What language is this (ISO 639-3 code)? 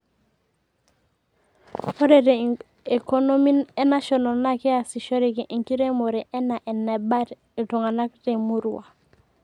mas